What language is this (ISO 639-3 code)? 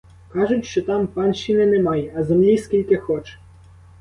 ukr